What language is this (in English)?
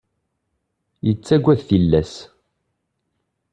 Kabyle